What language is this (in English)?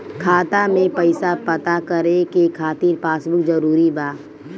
Bhojpuri